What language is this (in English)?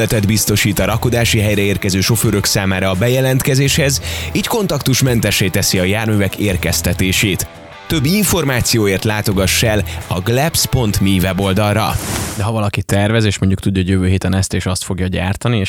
Hungarian